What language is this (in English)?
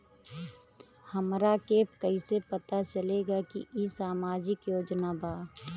Bhojpuri